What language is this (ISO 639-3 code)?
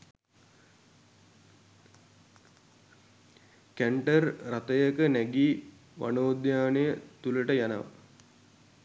sin